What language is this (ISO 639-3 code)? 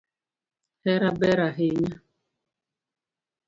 luo